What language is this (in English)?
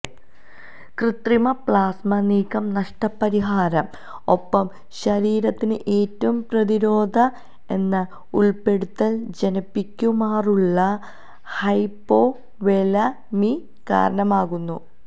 Malayalam